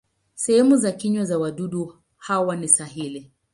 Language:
Swahili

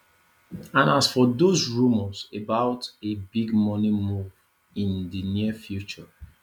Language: Nigerian Pidgin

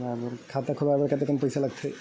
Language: Chhattisgarhi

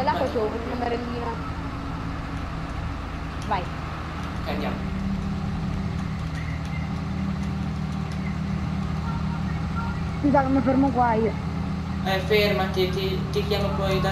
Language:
Italian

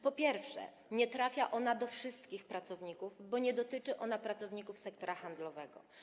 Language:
Polish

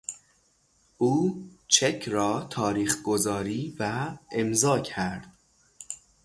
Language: Persian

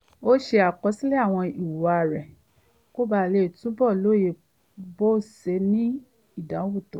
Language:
Yoruba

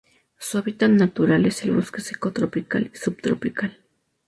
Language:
Spanish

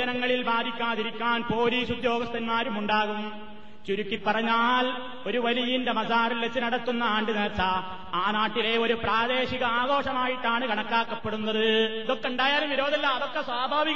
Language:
Malayalam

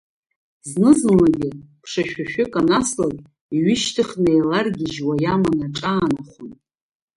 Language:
Abkhazian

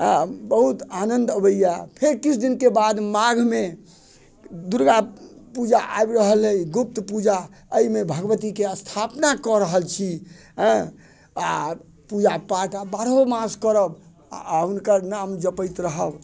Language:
Maithili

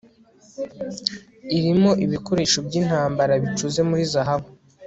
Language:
Kinyarwanda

